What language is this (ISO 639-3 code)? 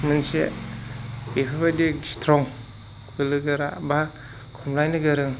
brx